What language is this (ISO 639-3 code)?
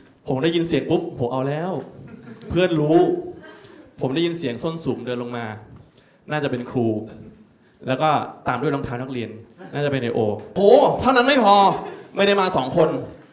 tha